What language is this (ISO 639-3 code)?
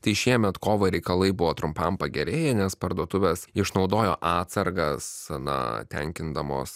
lit